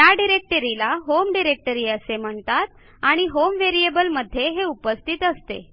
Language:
Marathi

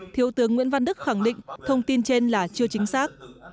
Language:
Vietnamese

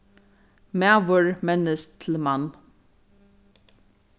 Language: Faroese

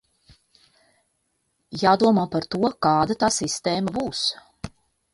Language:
Latvian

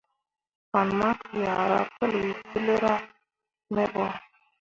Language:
Mundang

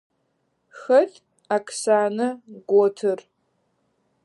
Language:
Adyghe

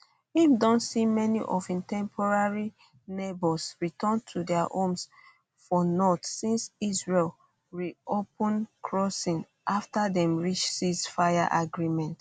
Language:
Nigerian Pidgin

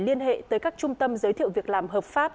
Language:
Vietnamese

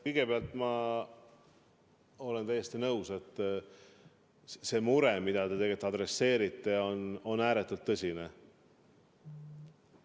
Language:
Estonian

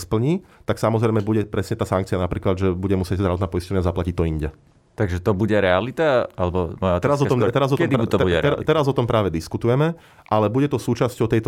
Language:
Slovak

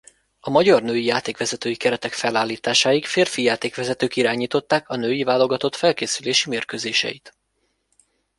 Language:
Hungarian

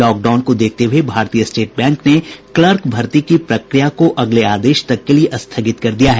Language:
Hindi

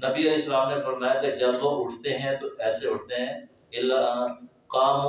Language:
Urdu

